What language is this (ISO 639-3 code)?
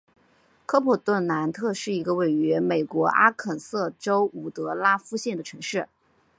zho